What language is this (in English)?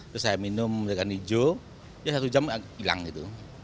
Indonesian